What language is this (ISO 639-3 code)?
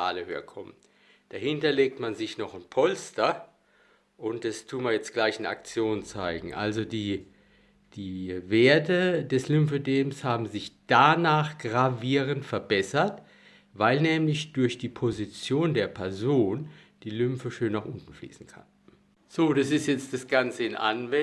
deu